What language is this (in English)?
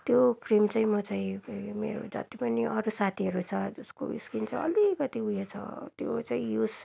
Nepali